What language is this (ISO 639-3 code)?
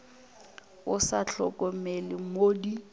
nso